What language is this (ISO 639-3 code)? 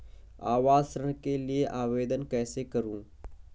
hin